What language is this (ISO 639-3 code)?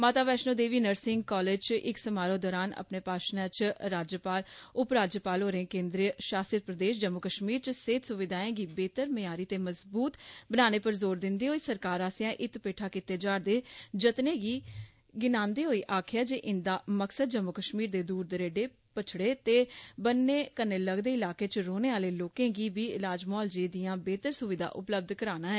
doi